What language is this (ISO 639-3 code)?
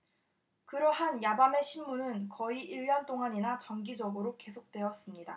kor